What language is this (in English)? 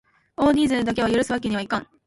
Japanese